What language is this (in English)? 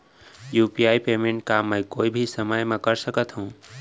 Chhattisgarhi